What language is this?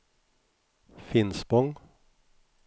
Swedish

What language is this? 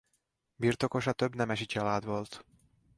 Hungarian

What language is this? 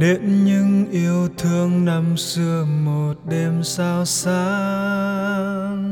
Vietnamese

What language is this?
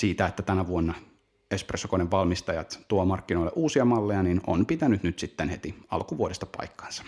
Finnish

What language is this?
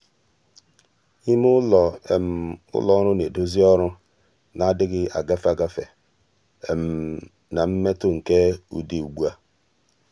Igbo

